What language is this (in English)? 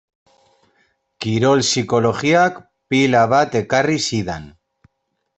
Basque